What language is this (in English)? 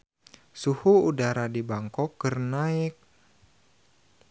Sundanese